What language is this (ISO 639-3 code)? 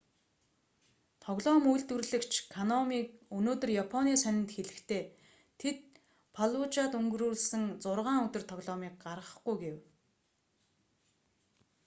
mon